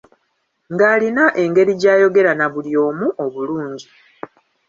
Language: Ganda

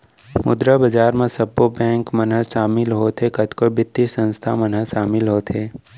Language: Chhattisgarhi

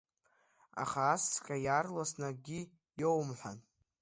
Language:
Abkhazian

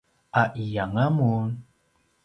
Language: Paiwan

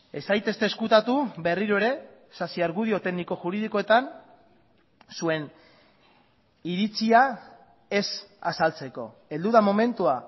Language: Basque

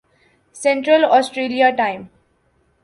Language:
Urdu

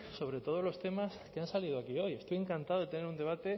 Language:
Spanish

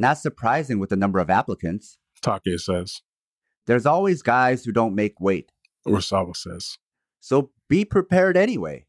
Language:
English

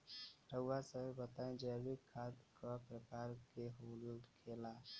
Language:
Bhojpuri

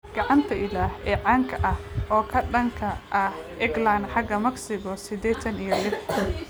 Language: Somali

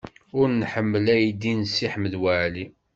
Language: Kabyle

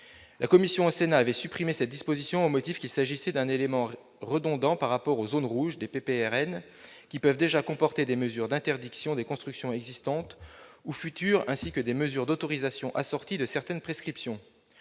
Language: French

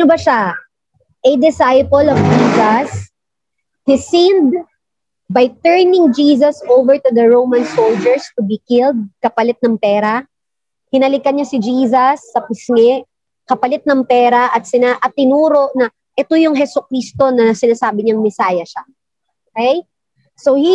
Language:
Filipino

